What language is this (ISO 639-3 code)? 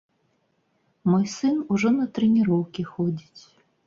bel